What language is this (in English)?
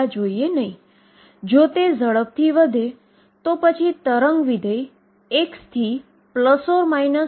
Gujarati